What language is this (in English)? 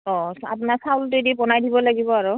Assamese